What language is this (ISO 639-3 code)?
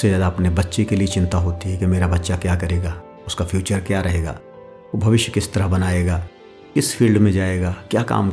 hin